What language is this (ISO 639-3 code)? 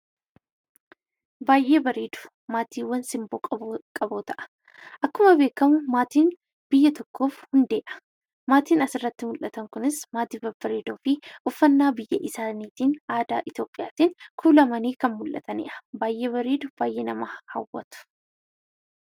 orm